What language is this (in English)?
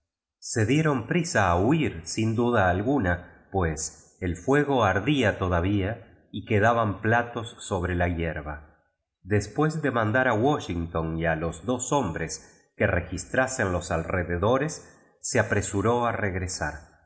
Spanish